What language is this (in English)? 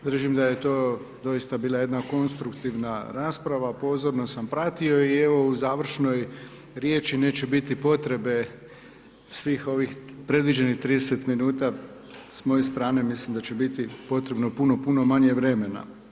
Croatian